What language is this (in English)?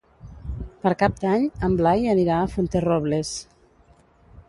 Catalan